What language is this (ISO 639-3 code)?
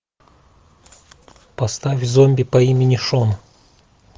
rus